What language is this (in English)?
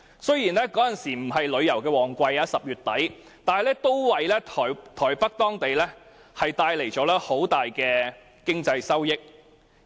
Cantonese